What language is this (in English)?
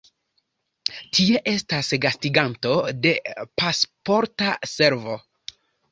Esperanto